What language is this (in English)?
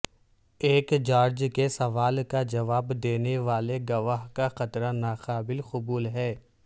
Urdu